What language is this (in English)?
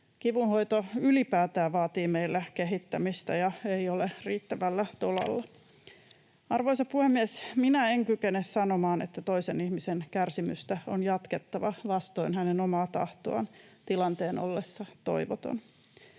Finnish